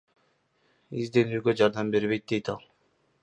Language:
Kyrgyz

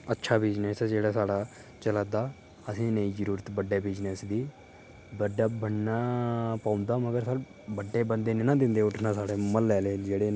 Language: Dogri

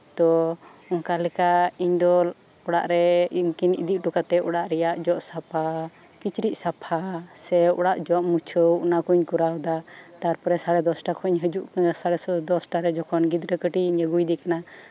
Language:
Santali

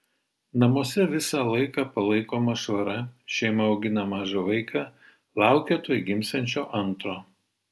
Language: Lithuanian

